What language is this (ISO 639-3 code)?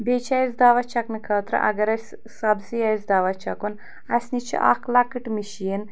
kas